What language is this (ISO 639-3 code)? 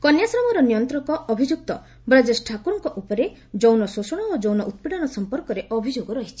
ori